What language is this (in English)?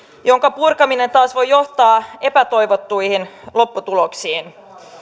Finnish